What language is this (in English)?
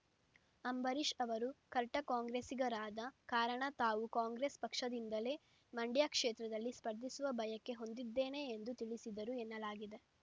Kannada